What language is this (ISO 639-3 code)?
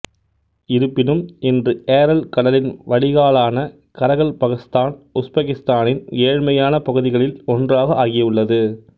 tam